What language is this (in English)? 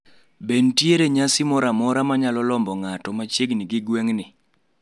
Luo (Kenya and Tanzania)